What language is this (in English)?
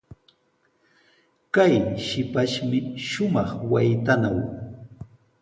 Sihuas Ancash Quechua